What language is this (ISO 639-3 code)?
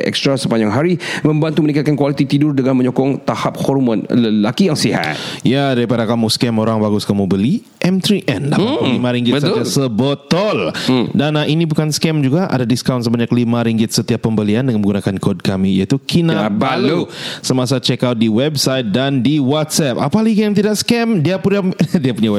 msa